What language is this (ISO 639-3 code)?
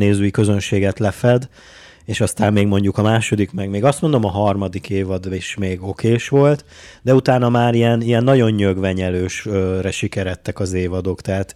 hun